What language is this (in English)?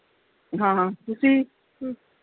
Punjabi